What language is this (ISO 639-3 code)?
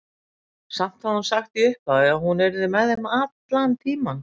isl